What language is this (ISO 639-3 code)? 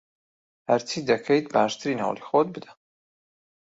ckb